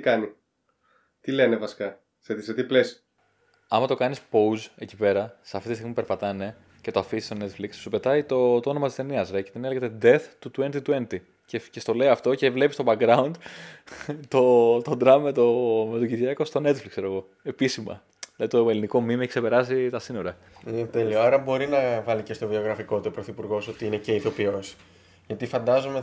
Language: Greek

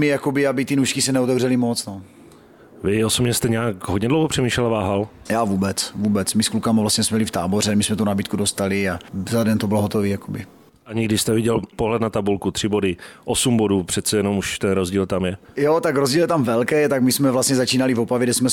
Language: Czech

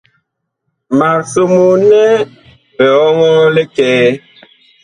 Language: Bakoko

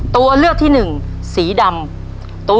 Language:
Thai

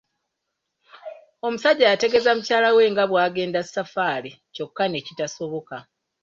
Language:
Ganda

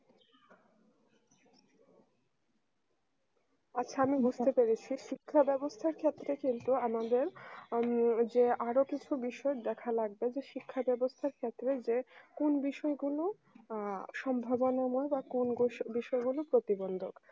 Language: Bangla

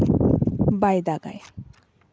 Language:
Santali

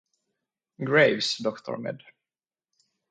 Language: English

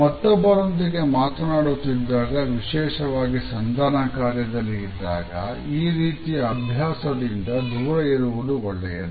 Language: Kannada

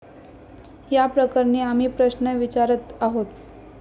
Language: Marathi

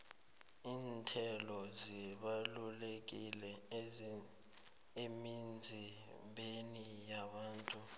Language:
South Ndebele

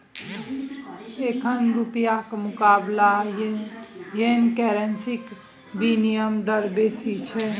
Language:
Maithili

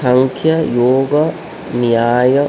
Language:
Sanskrit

